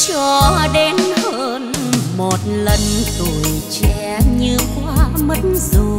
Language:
Vietnamese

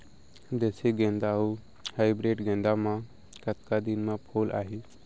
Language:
Chhattisgarhi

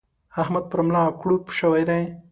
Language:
Pashto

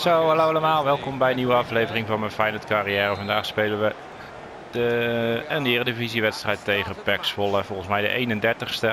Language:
Dutch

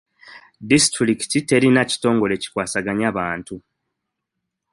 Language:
Ganda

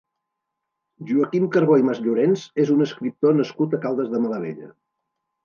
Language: Catalan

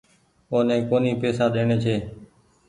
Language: Goaria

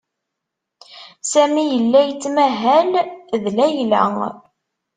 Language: Kabyle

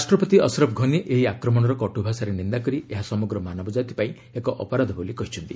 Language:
Odia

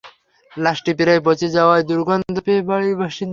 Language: Bangla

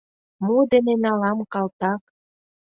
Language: Mari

